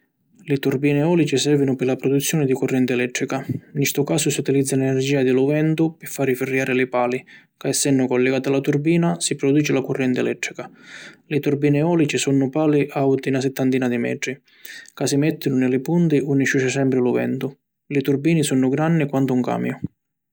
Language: Sicilian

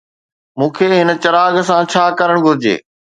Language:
Sindhi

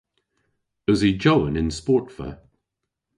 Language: Cornish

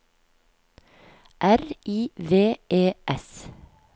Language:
Norwegian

